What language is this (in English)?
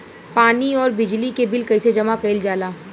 Bhojpuri